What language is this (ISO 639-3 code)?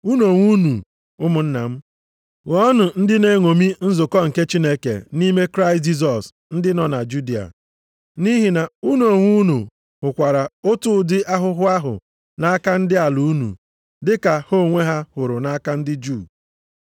ibo